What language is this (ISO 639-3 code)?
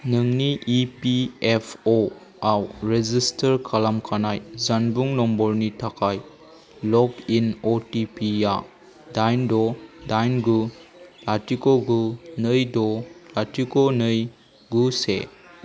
brx